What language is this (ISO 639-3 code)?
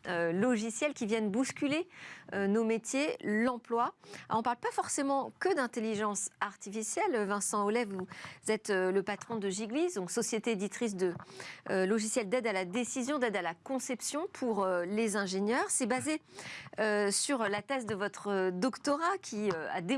fra